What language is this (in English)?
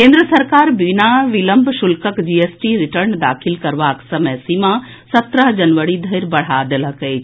Maithili